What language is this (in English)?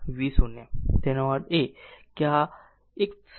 Gujarati